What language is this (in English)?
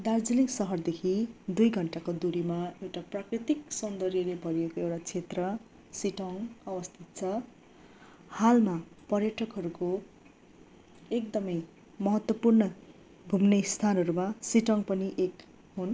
Nepali